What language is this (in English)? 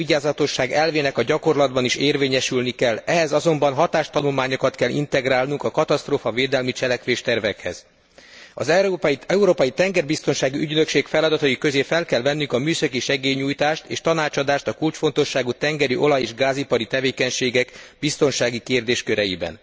Hungarian